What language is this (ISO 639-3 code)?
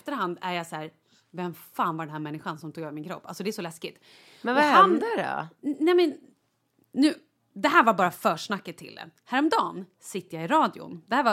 swe